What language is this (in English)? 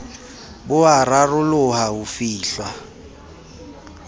Southern Sotho